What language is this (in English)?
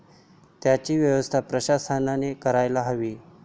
Marathi